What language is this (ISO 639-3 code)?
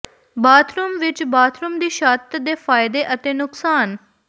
pan